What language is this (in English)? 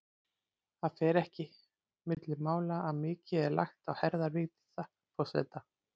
Icelandic